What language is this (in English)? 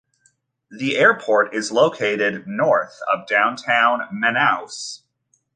English